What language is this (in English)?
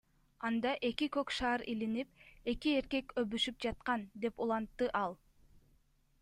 Kyrgyz